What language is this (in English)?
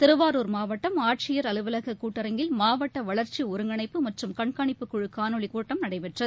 Tamil